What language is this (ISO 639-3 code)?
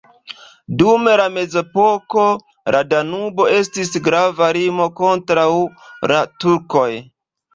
epo